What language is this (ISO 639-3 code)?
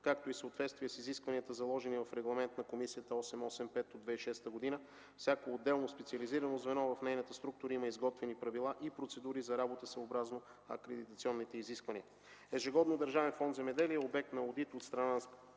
bul